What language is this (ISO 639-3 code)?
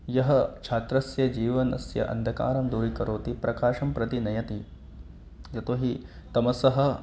san